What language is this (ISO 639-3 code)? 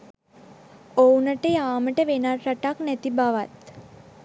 sin